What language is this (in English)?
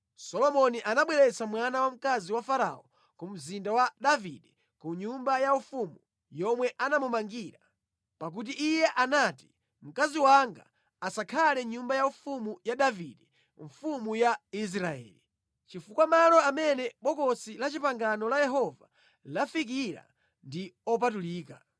Nyanja